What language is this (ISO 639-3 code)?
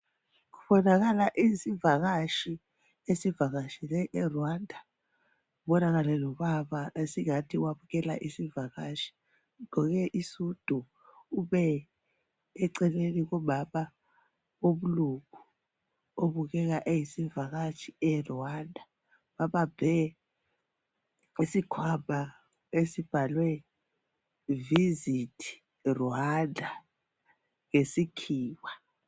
nde